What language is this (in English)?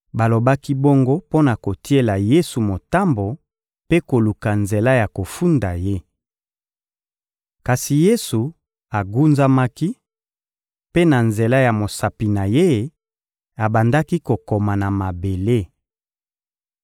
Lingala